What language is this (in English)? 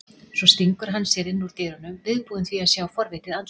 Icelandic